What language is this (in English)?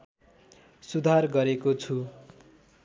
Nepali